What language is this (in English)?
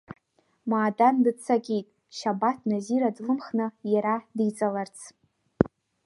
Abkhazian